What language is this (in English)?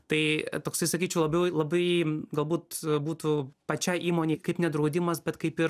Lithuanian